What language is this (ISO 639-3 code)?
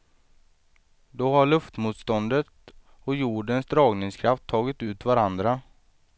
swe